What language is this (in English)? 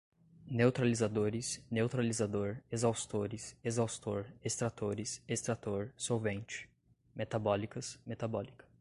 Portuguese